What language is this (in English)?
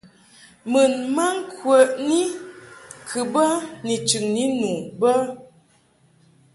Mungaka